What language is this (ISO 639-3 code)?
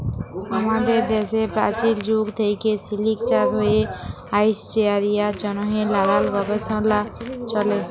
ben